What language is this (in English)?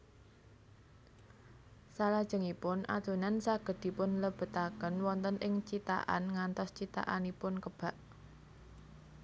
Javanese